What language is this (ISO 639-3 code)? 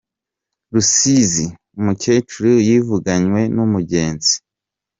kin